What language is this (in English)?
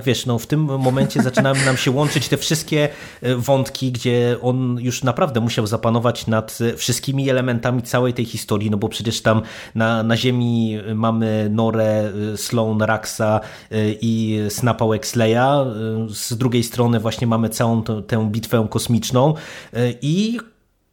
Polish